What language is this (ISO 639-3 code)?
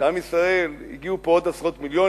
heb